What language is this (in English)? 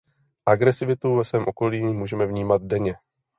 Czech